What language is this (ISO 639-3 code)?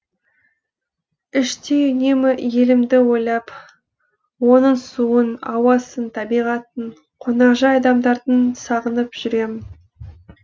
kaz